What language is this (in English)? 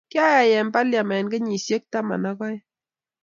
Kalenjin